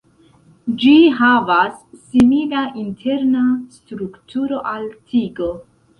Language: Esperanto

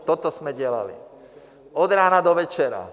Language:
Czech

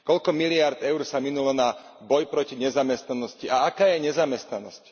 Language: Slovak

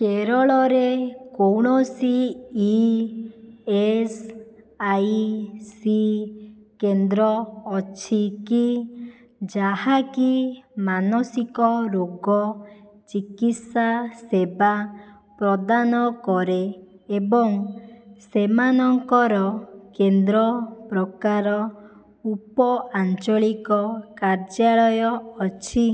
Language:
Odia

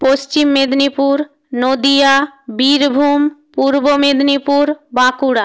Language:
Bangla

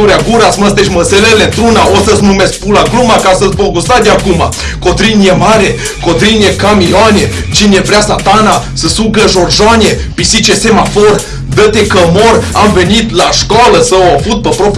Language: Romanian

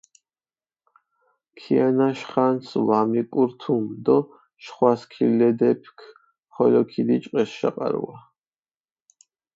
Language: Mingrelian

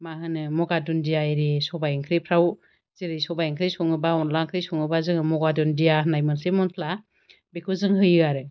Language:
Bodo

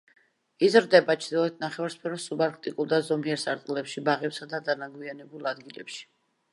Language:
Georgian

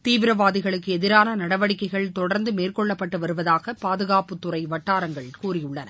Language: Tamil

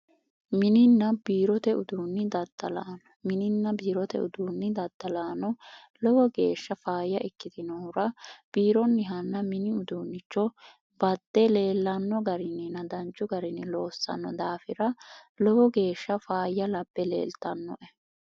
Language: Sidamo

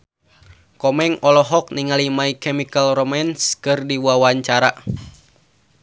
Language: Sundanese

